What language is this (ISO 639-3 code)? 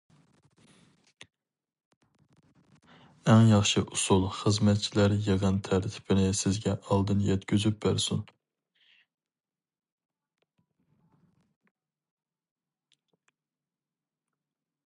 uig